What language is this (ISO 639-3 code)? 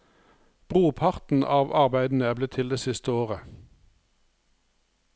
nor